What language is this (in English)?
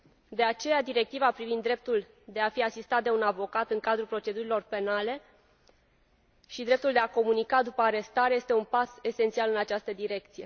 Romanian